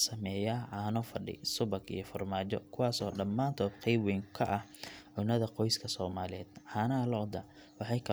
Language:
Somali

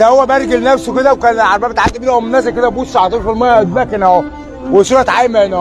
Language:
Arabic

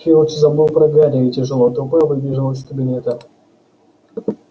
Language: Russian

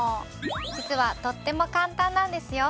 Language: Japanese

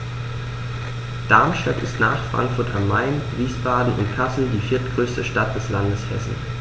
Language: German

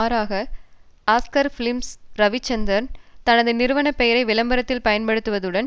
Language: Tamil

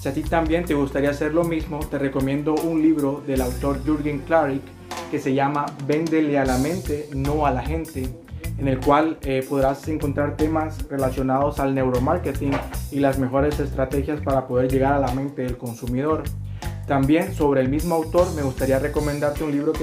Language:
Spanish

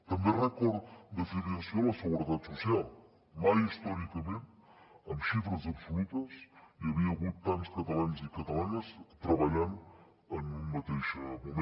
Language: Catalan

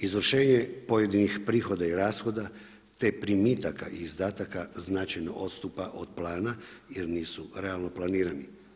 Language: Croatian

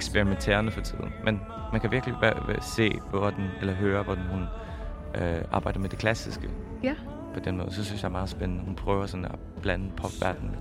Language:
Danish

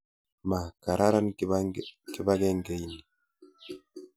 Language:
Kalenjin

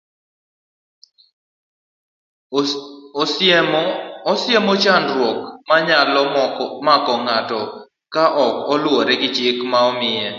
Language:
Luo (Kenya and Tanzania)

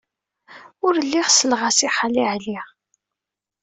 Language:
Kabyle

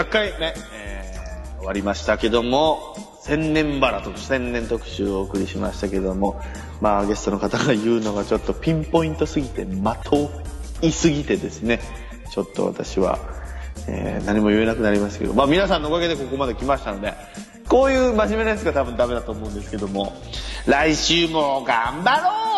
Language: Japanese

